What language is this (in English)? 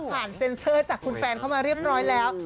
Thai